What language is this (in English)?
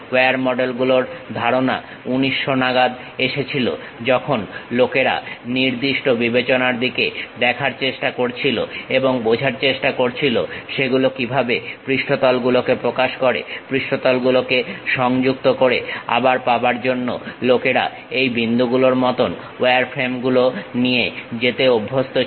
Bangla